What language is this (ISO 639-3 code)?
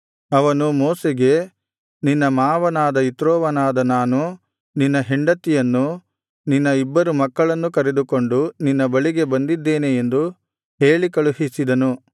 kan